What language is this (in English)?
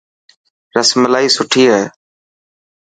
Dhatki